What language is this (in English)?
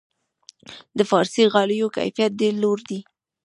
Pashto